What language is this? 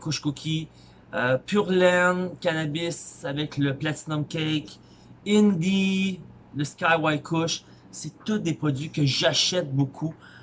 French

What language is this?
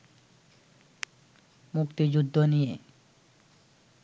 Bangla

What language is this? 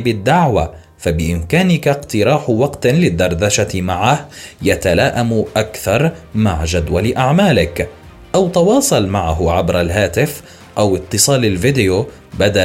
Arabic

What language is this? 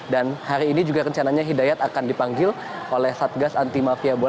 Indonesian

